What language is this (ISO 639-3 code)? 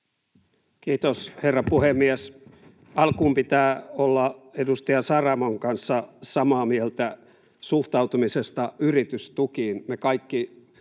fin